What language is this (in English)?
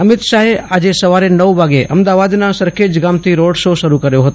Gujarati